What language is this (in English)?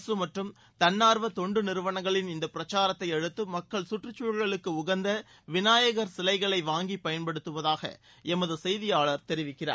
Tamil